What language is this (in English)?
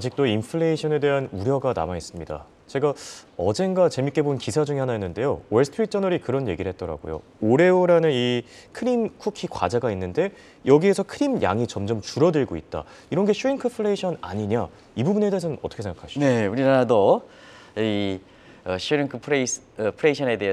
Korean